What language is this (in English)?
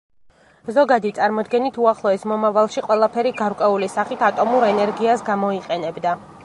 Georgian